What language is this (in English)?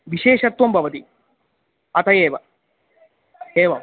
Sanskrit